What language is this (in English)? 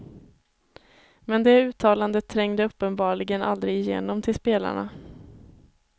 Swedish